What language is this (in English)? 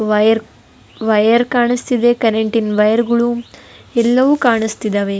Kannada